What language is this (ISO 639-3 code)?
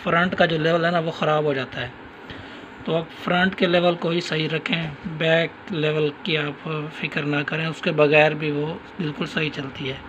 hin